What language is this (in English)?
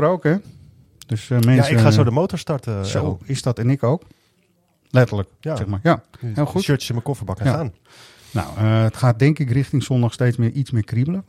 Dutch